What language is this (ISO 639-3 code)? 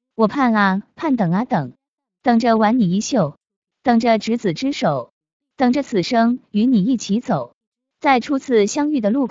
zho